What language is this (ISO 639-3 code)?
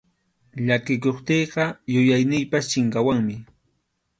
qxu